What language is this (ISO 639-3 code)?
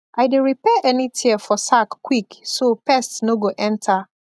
pcm